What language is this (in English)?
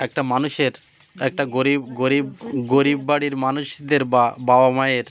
Bangla